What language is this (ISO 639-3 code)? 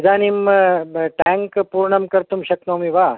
san